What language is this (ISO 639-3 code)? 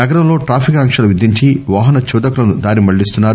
tel